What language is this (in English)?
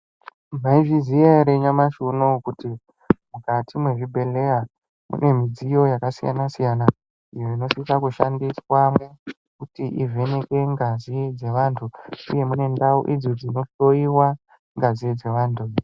Ndau